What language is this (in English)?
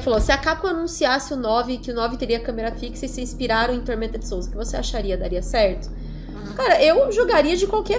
Portuguese